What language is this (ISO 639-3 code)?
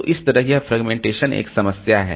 hin